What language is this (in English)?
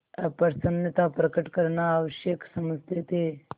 Hindi